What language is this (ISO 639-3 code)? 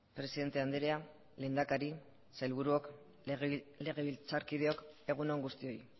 eus